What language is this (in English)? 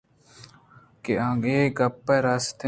Eastern Balochi